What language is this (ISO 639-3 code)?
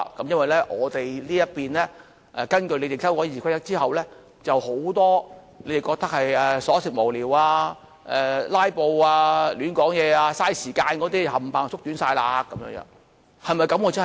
yue